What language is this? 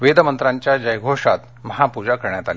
Marathi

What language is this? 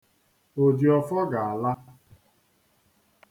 Igbo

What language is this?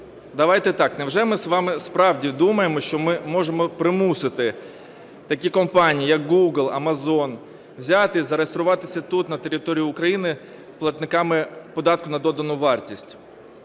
Ukrainian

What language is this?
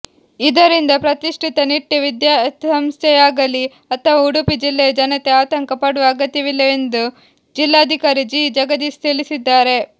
Kannada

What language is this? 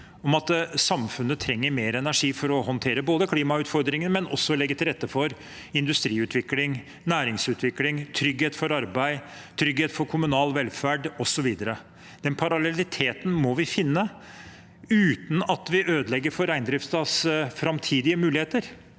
Norwegian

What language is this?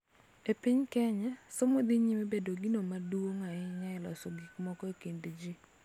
Luo (Kenya and Tanzania)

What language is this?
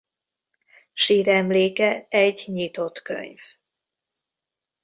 Hungarian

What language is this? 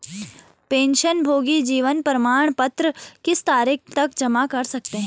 Hindi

